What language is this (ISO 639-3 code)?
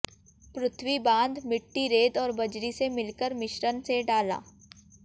hin